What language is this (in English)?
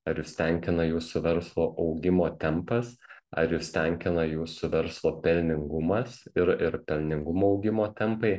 Lithuanian